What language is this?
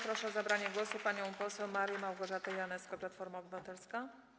Polish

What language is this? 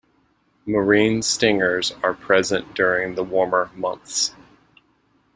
English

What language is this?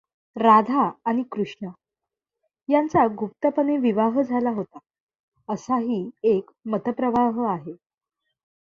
Marathi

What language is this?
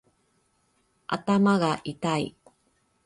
Japanese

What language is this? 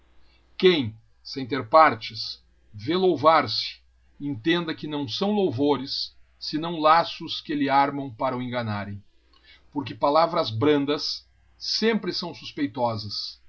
Portuguese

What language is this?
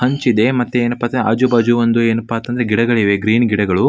Kannada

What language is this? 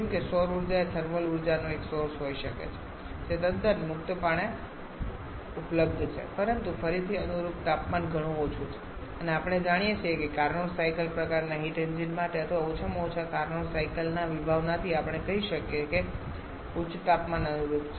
Gujarati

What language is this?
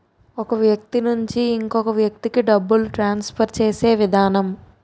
Telugu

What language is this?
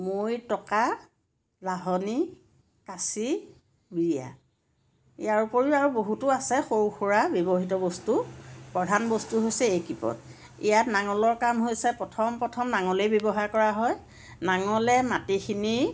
Assamese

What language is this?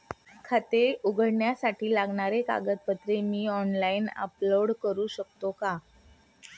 Marathi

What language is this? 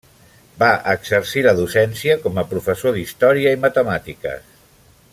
Catalan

